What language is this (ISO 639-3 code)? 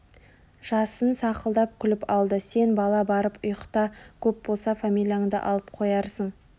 kaz